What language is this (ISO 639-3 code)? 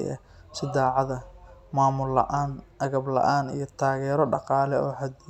som